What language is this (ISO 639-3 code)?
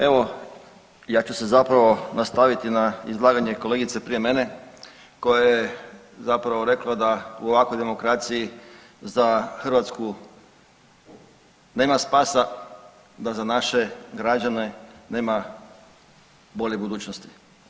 hrv